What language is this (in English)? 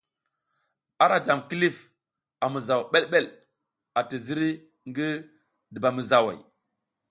South Giziga